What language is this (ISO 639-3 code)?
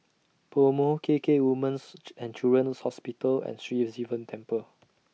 eng